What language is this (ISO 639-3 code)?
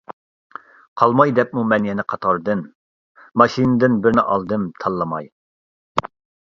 uig